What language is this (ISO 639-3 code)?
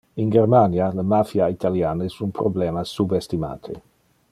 ina